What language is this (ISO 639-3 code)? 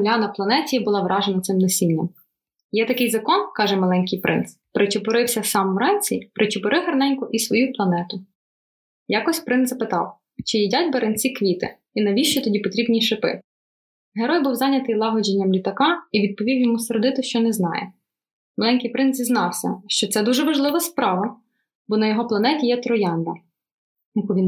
ukr